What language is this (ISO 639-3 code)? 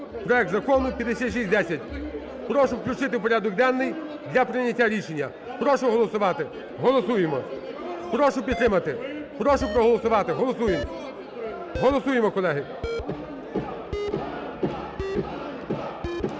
ukr